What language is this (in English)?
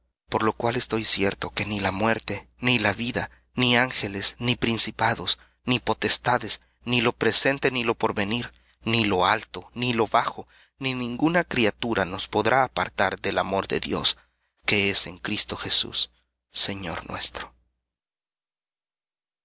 Spanish